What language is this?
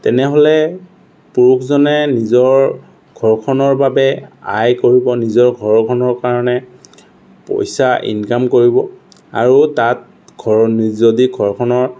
Assamese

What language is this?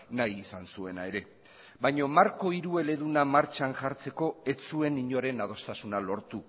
Basque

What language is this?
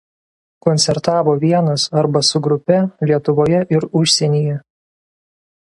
Lithuanian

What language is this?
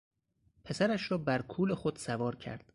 Persian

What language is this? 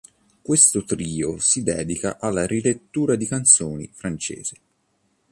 Italian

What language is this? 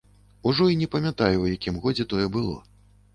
Belarusian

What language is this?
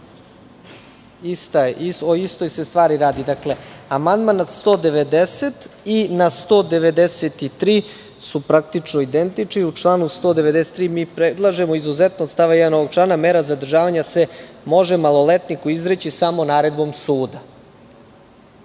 Serbian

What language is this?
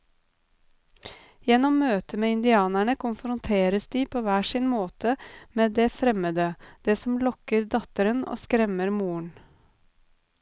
Norwegian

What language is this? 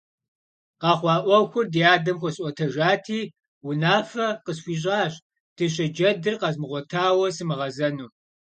Kabardian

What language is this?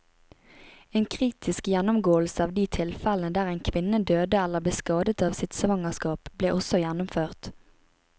Norwegian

